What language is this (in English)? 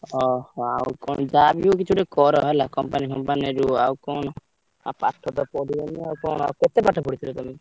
Odia